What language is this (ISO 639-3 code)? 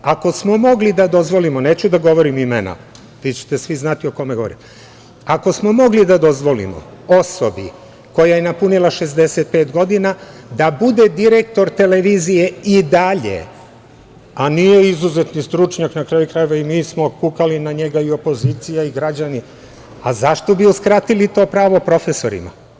srp